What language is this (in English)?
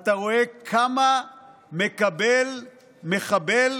Hebrew